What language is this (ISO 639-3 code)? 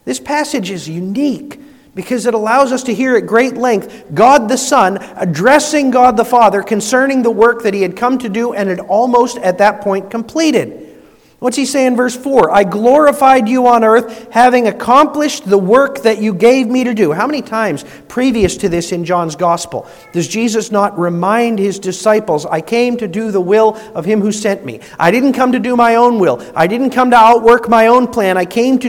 eng